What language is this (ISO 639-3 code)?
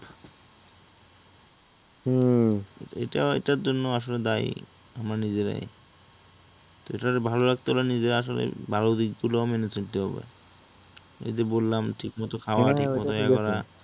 ben